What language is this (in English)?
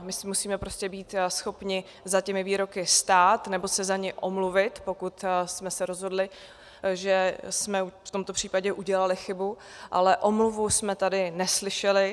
Czech